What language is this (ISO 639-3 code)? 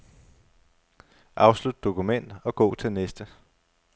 dan